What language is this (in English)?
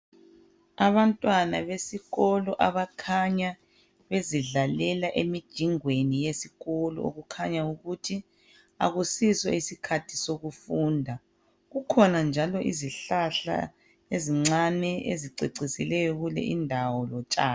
North Ndebele